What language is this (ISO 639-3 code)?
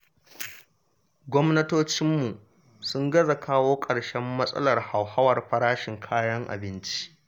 hau